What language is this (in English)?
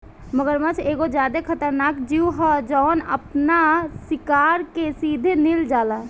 Bhojpuri